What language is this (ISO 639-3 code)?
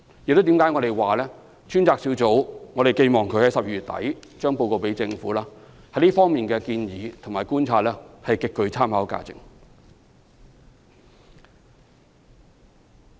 yue